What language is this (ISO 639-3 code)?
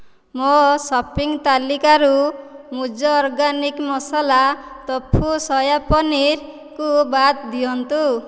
ori